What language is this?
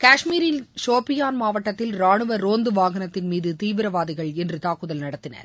Tamil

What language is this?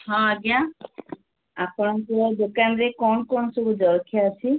Odia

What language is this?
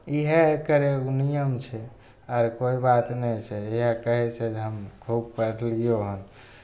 Maithili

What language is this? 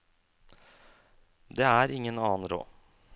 Norwegian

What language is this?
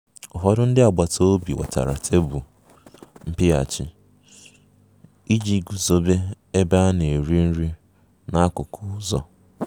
Igbo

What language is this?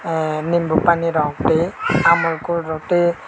Kok Borok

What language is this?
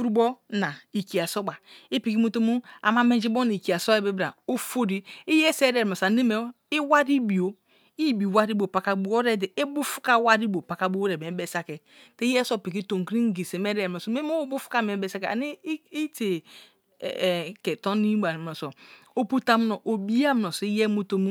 Kalabari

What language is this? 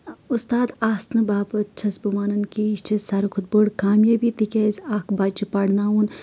Kashmiri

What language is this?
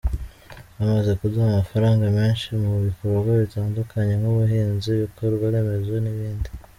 Kinyarwanda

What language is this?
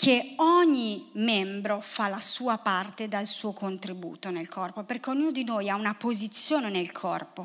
Italian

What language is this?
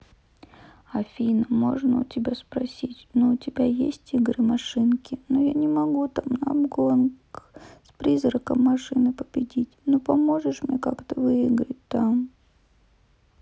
Russian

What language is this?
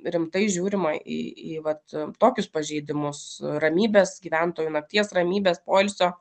Lithuanian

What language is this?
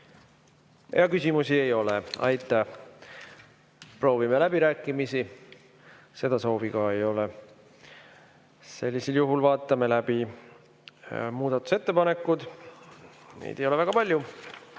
Estonian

